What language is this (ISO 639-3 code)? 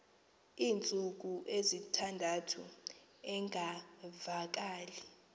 xho